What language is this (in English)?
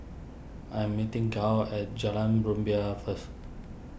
English